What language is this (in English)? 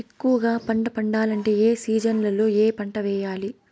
Telugu